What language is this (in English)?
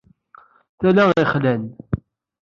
Kabyle